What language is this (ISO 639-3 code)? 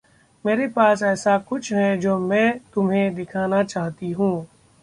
hin